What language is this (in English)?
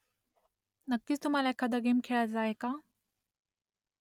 Marathi